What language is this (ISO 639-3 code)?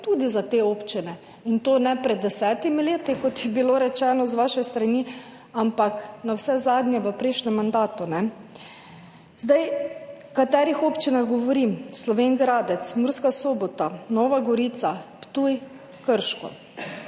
slv